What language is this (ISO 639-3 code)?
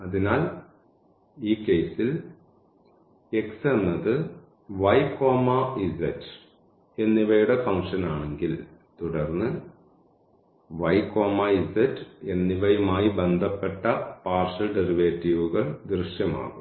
mal